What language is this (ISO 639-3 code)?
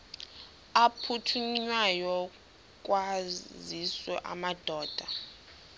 xho